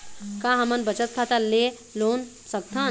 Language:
Chhattisgarhi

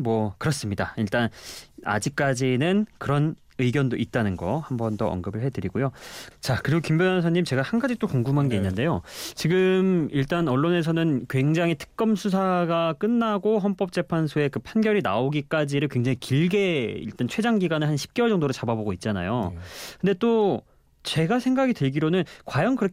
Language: Korean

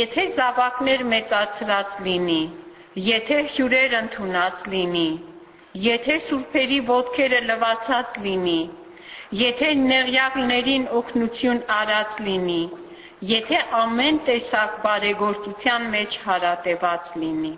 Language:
Turkish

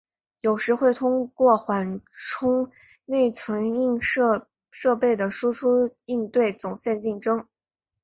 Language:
Chinese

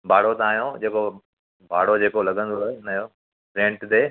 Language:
Sindhi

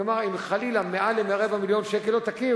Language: Hebrew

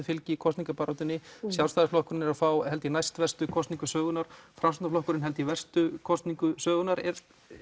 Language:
Icelandic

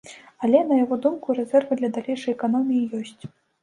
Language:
Belarusian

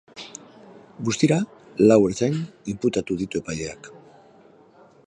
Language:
Basque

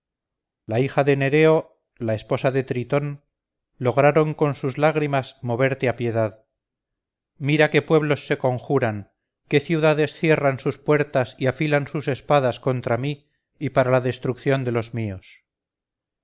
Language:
Spanish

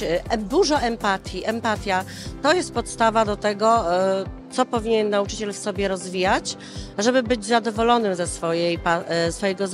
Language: Polish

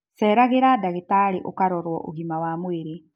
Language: Kikuyu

